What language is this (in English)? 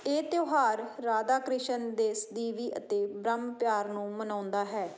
Punjabi